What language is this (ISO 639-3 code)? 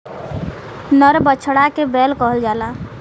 bho